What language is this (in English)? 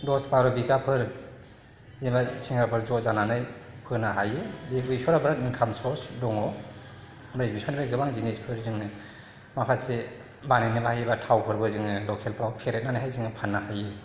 Bodo